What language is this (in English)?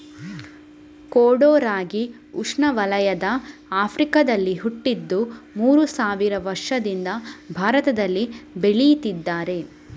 Kannada